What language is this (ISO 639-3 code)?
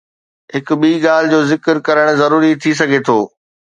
snd